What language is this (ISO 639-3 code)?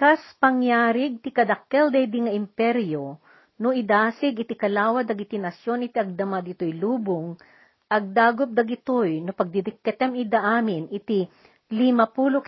fil